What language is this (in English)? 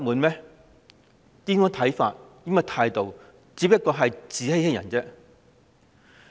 Cantonese